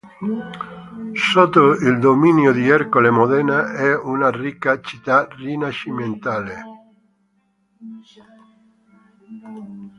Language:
Italian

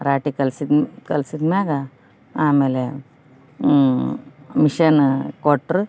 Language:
Kannada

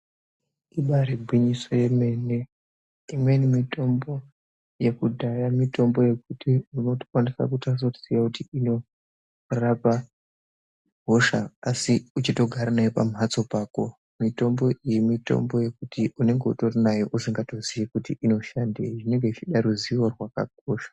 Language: Ndau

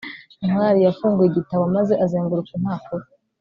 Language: Kinyarwanda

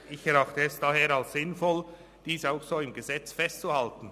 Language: Swiss German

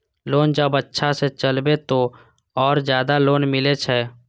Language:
Maithili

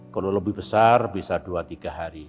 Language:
Indonesian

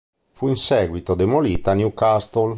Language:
Italian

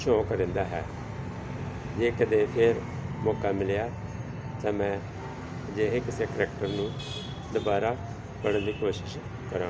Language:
Punjabi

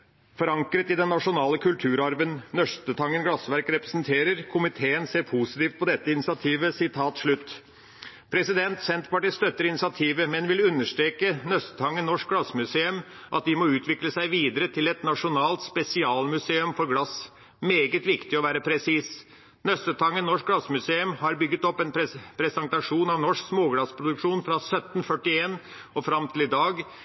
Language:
Norwegian Bokmål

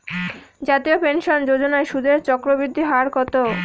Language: Bangla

